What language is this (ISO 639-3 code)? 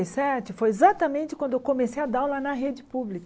por